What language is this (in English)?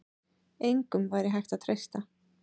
Icelandic